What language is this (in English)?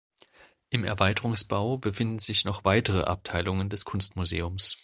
German